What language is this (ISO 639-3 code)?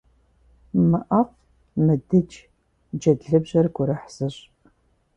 kbd